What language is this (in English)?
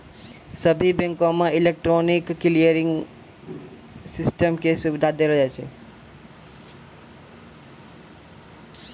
Maithili